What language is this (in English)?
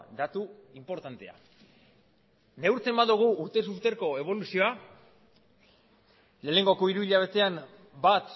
Basque